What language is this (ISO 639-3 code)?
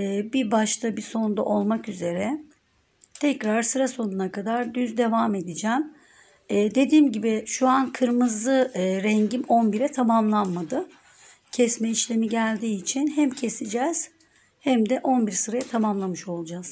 tur